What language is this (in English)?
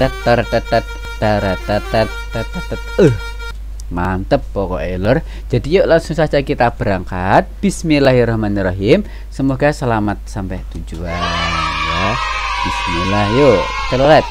Indonesian